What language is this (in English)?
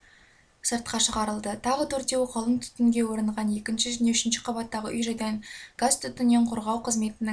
Kazakh